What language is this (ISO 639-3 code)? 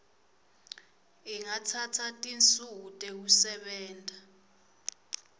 ssw